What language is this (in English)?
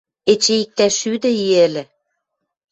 Western Mari